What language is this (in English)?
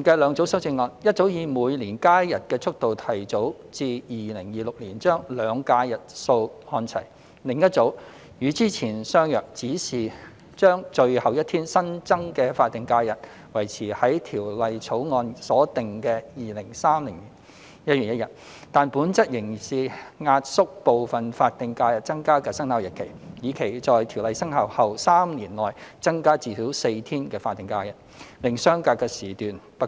Cantonese